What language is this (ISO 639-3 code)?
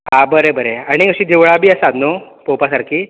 kok